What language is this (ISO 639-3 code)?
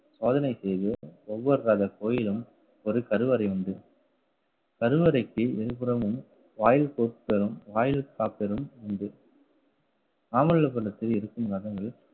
tam